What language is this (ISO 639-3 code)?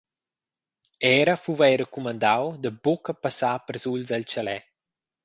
roh